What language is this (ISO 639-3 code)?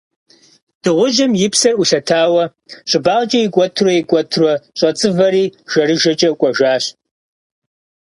kbd